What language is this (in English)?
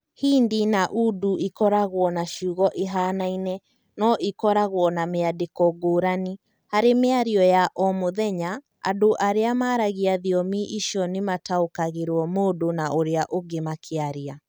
Kikuyu